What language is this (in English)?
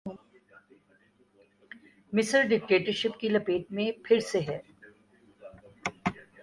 Urdu